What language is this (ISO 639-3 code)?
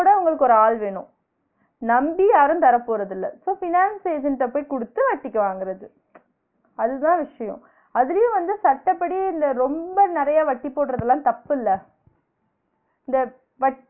tam